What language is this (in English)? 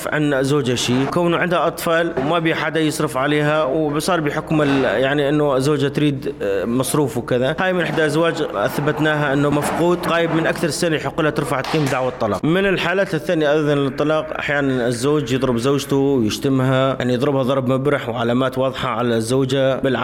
Arabic